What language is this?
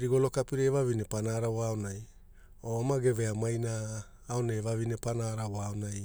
Hula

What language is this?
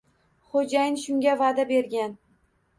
Uzbek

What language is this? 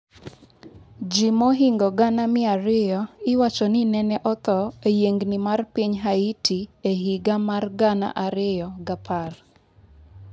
Luo (Kenya and Tanzania)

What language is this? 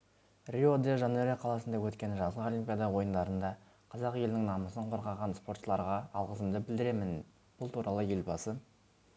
Kazakh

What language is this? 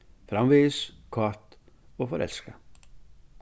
Faroese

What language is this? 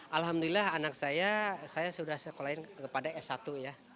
Indonesian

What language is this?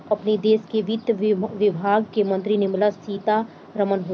Bhojpuri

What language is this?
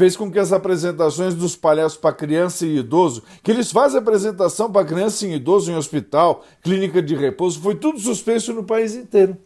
Portuguese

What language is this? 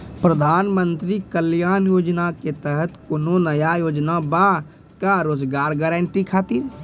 Maithili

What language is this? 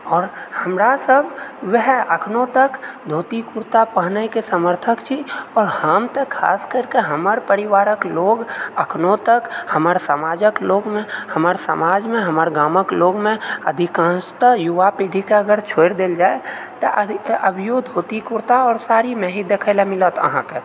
Maithili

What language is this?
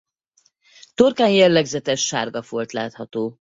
Hungarian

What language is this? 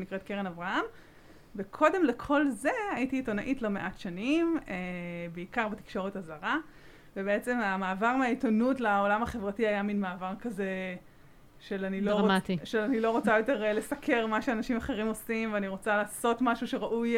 Hebrew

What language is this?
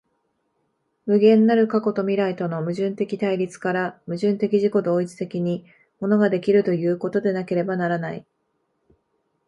Japanese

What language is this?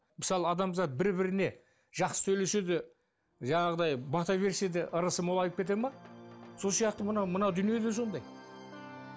Kazakh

